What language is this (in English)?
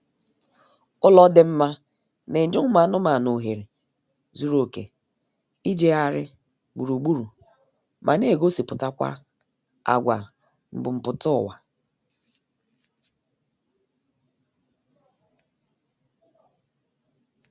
Igbo